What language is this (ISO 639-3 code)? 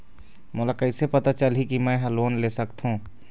hne